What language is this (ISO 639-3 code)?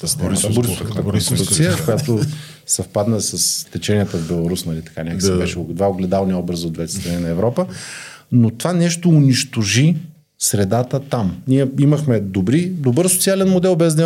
bul